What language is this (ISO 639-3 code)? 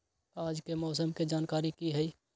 mag